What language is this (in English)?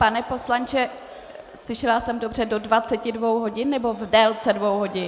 Czech